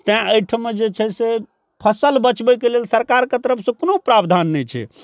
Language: Maithili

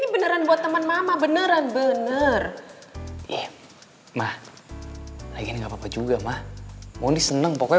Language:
Indonesian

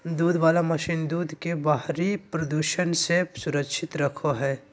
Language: Magahi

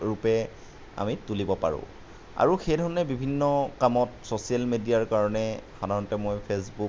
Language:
Assamese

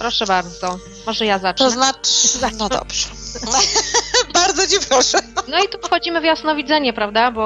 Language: Polish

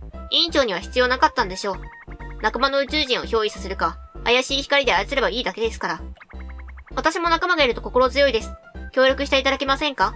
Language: Japanese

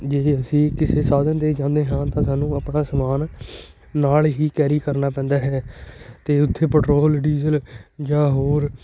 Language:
Punjabi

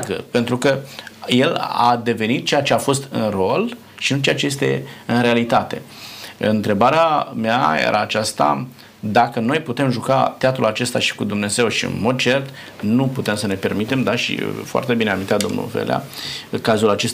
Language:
Romanian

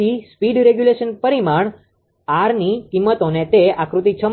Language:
Gujarati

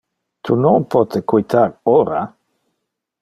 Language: Interlingua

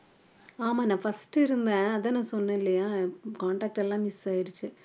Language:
Tamil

